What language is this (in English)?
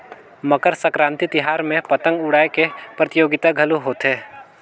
Chhattisgarhi